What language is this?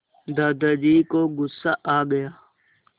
Hindi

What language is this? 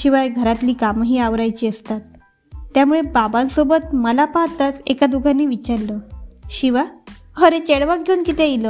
Marathi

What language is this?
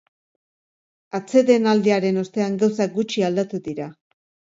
Basque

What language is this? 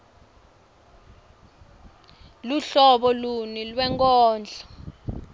Swati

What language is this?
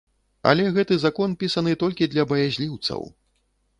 Belarusian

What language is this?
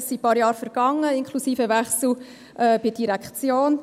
Swiss German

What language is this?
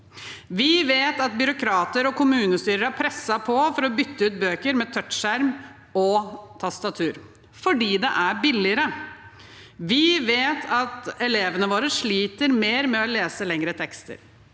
Norwegian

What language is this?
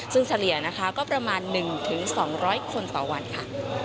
Thai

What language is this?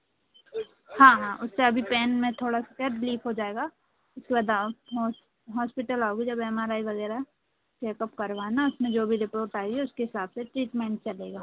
Hindi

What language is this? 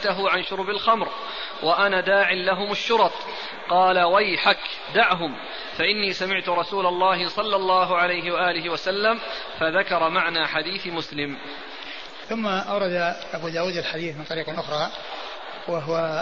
Arabic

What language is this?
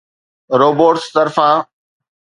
Sindhi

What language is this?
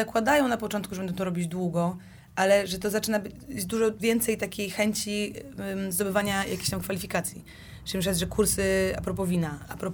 Polish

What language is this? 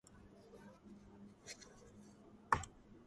Georgian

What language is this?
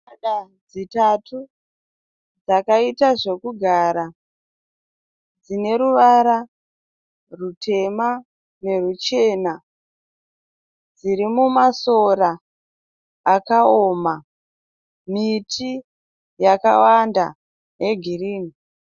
Shona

